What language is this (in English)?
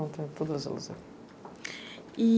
Portuguese